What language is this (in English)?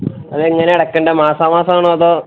Malayalam